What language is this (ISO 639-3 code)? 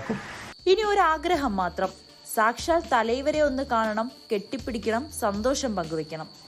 ron